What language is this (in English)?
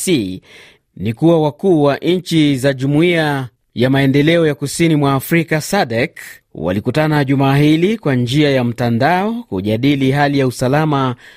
Swahili